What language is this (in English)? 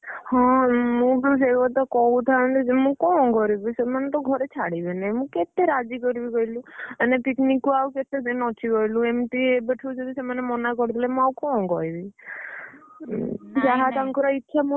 Odia